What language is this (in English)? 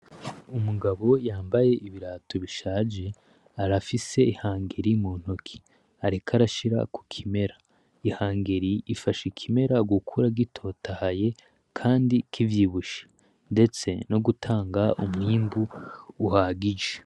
Rundi